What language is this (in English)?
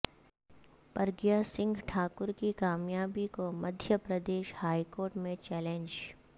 Urdu